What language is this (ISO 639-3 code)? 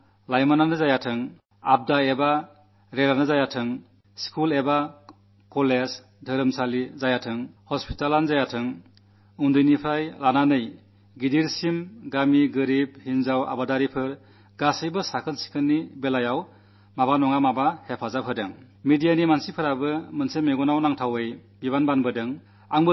mal